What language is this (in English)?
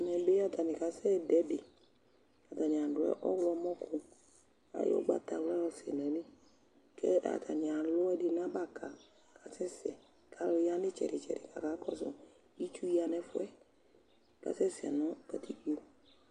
Ikposo